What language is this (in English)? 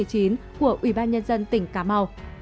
Vietnamese